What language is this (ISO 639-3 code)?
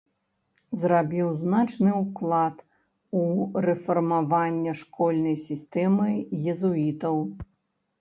bel